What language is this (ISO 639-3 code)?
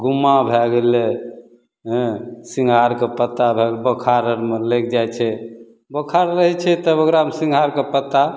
mai